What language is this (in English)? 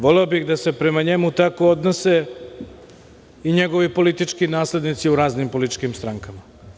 Serbian